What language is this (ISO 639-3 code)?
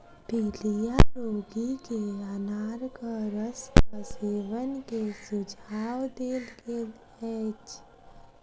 mai